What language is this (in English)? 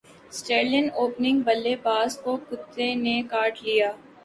Urdu